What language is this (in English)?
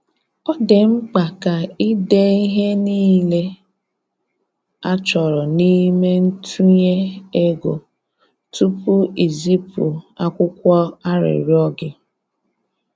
Igbo